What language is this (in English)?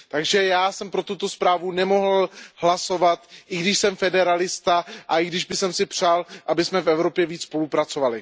Czech